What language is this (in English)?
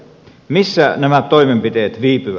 Finnish